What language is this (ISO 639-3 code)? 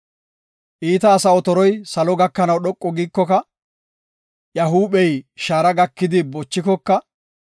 gof